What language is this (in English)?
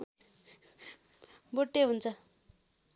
Nepali